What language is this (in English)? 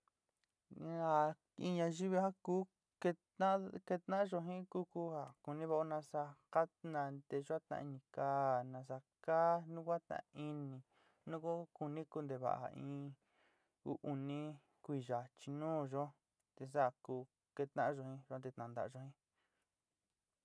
Sinicahua Mixtec